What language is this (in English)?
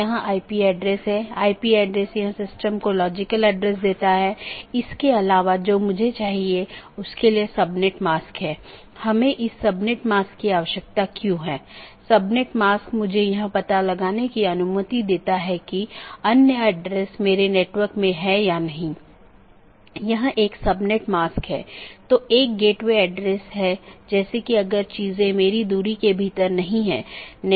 Hindi